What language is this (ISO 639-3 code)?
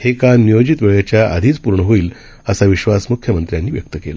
mar